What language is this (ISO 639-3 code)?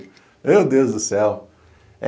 por